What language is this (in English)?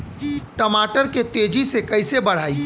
Bhojpuri